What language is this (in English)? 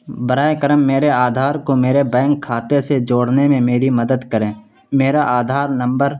Urdu